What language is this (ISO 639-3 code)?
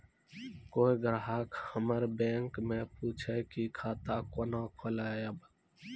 mai